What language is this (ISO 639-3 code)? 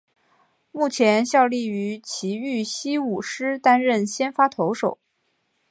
zho